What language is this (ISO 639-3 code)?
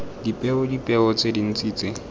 tsn